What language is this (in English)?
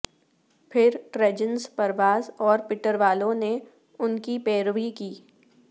Urdu